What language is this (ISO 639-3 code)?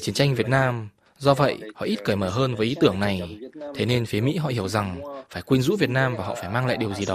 vie